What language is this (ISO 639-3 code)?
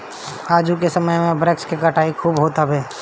bho